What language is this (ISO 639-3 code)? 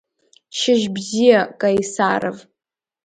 abk